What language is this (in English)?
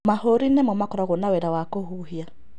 Kikuyu